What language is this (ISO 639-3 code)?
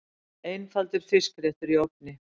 isl